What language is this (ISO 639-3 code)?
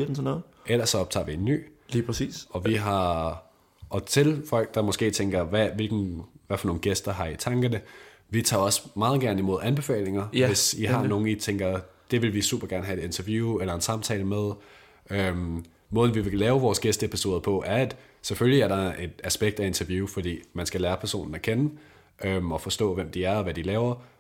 dan